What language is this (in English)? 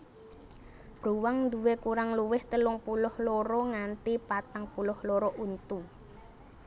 Javanese